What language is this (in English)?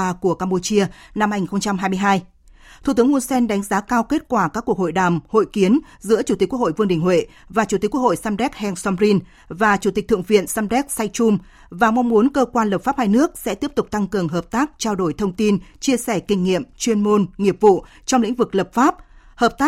Vietnamese